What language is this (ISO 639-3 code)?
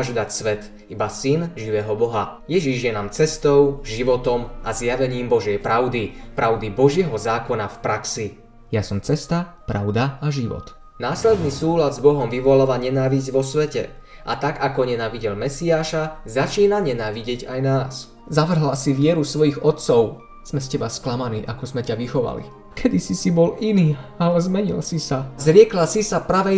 slk